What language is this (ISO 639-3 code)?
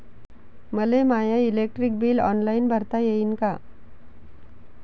mar